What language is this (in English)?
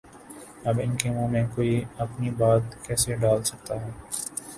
Urdu